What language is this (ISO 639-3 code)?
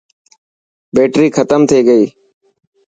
mki